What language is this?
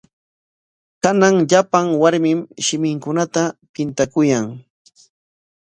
Corongo Ancash Quechua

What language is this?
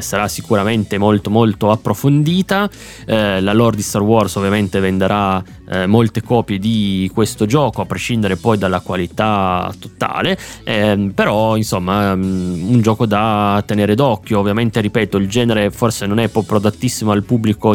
Italian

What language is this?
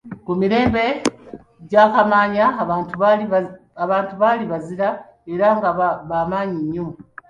Ganda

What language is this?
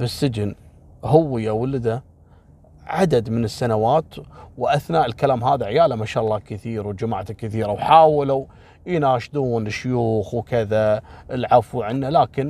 Arabic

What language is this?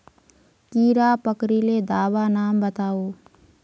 Magahi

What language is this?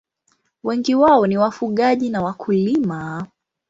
Swahili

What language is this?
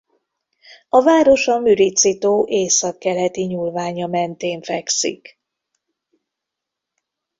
Hungarian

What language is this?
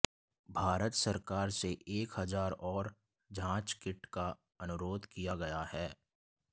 Hindi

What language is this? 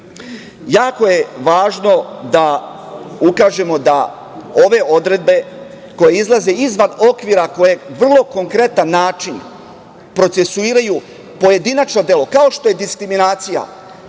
Serbian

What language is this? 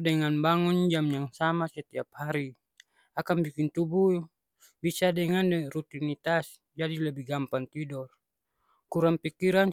Ambonese Malay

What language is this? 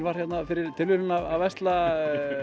Icelandic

